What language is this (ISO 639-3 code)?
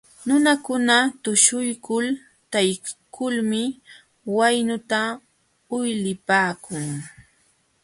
qxw